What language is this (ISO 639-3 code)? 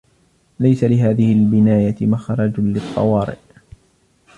ara